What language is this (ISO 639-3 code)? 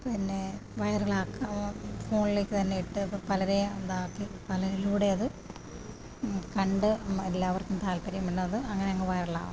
mal